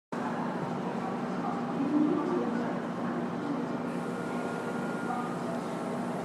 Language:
Hakha Chin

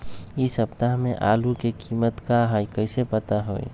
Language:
Magahi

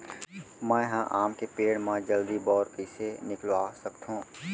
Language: Chhattisgarhi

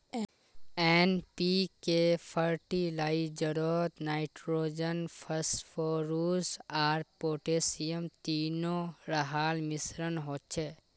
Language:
Magahi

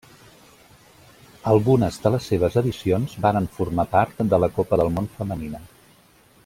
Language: Catalan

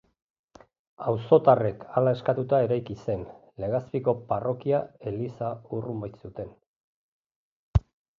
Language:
Basque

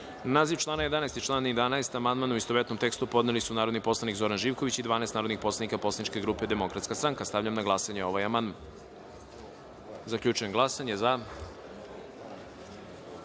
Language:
Serbian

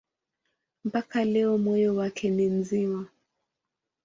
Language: Swahili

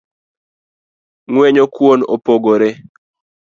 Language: Luo (Kenya and Tanzania)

